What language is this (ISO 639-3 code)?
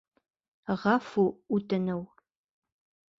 bak